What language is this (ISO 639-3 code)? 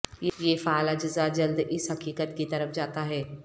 urd